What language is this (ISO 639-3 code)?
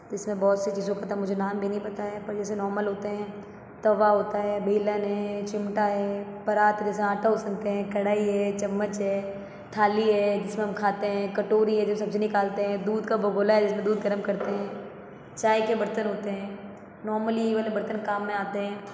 hin